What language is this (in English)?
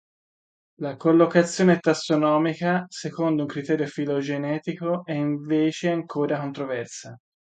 Italian